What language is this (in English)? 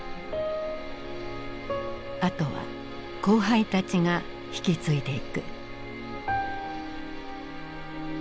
Japanese